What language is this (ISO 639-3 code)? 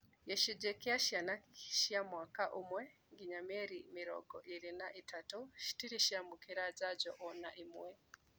kik